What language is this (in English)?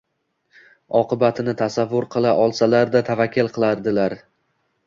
Uzbek